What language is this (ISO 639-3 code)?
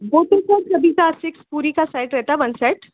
hin